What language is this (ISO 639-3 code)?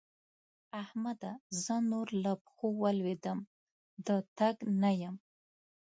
pus